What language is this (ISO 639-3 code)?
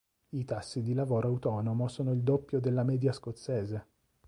ita